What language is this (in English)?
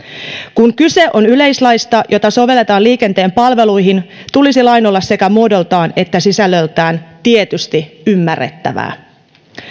Finnish